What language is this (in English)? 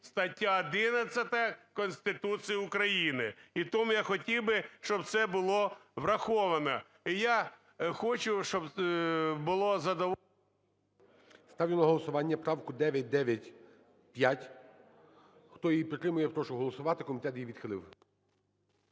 Ukrainian